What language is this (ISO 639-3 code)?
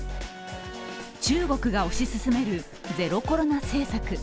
jpn